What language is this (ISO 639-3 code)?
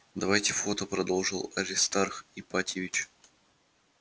rus